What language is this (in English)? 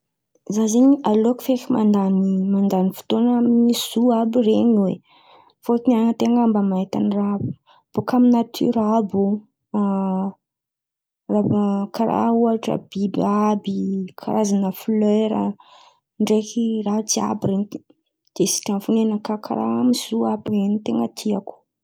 Antankarana Malagasy